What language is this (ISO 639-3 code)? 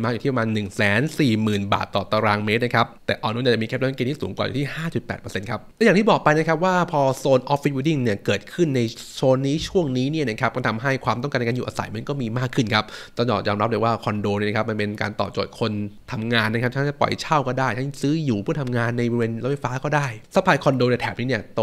tha